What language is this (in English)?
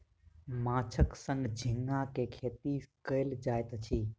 Maithili